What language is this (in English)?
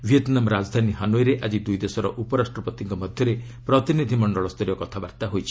Odia